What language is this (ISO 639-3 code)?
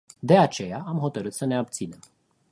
ron